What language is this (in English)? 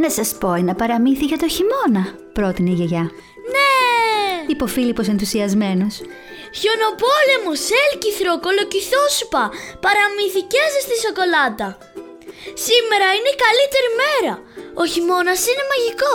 Greek